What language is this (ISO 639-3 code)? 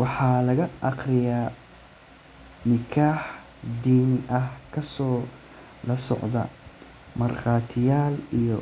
som